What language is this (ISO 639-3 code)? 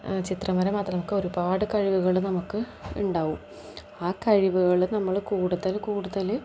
mal